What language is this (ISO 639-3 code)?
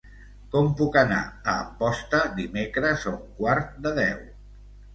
cat